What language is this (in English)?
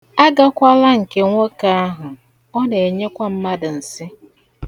Igbo